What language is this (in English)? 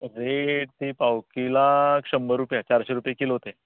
Konkani